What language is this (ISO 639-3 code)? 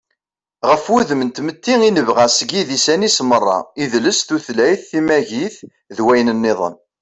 kab